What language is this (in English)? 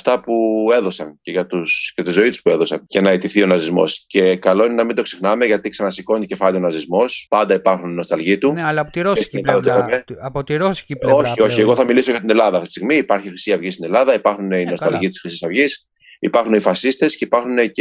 Greek